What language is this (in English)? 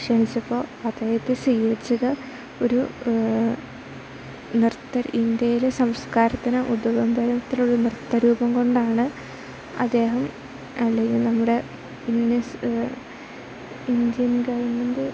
Malayalam